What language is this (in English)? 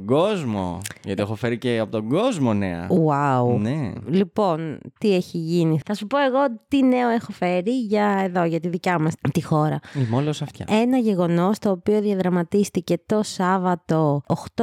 Greek